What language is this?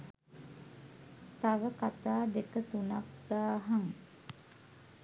Sinhala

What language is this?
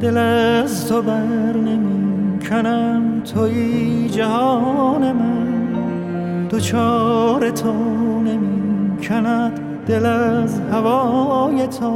Persian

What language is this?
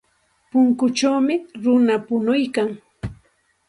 Santa Ana de Tusi Pasco Quechua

